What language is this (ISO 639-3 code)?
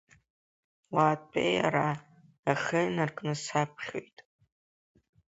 abk